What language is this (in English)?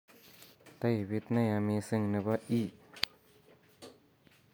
Kalenjin